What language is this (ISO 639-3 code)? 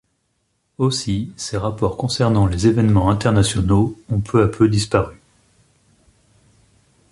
fra